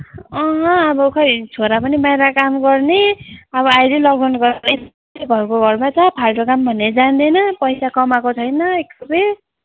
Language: Nepali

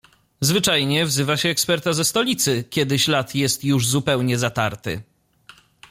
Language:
Polish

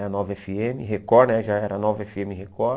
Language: Portuguese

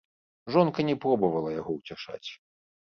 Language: Belarusian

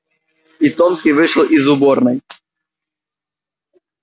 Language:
Russian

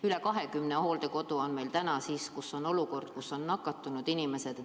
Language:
Estonian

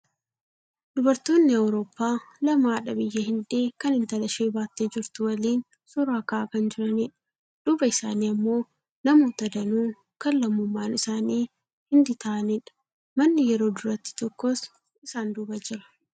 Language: Oromo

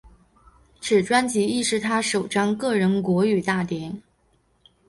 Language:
Chinese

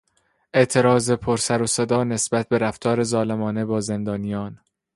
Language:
Persian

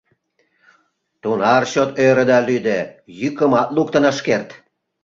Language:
Mari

